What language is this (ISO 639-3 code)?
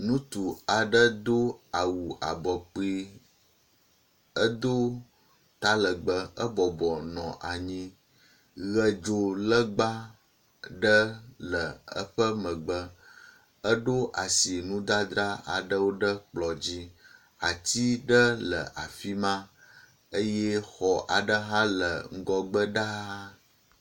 ewe